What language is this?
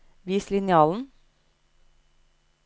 Norwegian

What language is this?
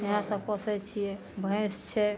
Maithili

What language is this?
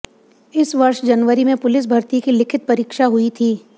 Hindi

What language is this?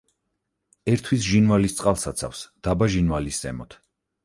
Georgian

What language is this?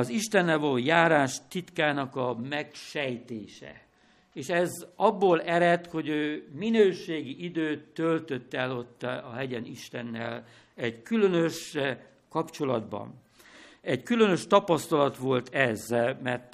Hungarian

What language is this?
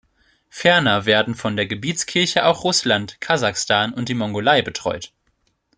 German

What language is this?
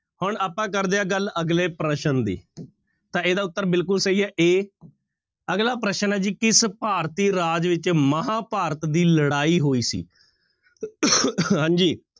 Punjabi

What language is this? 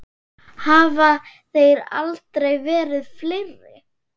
Icelandic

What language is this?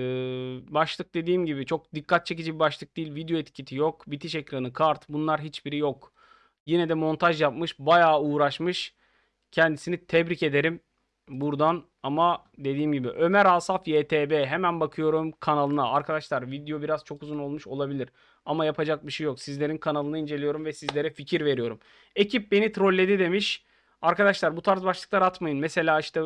Turkish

